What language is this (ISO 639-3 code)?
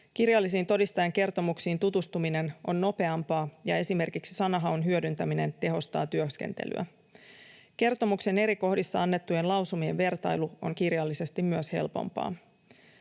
fin